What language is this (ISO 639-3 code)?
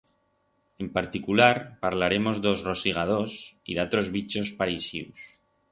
arg